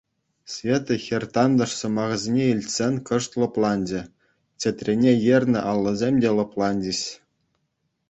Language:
Chuvash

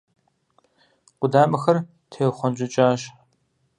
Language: Kabardian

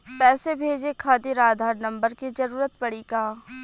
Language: Bhojpuri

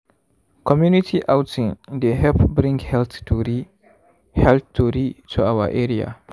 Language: Nigerian Pidgin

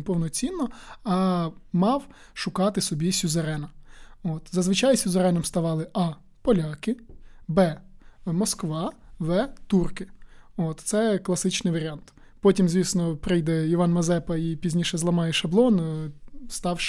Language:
Ukrainian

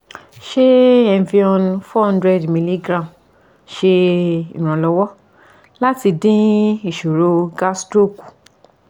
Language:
Yoruba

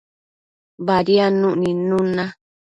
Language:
Matsés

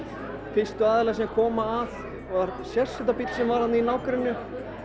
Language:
Icelandic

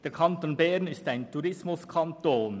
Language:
Swiss German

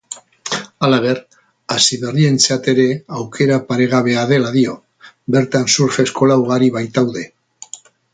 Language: Basque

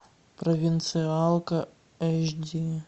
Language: Russian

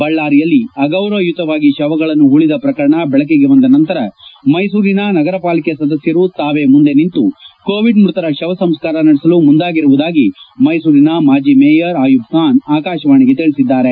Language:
Kannada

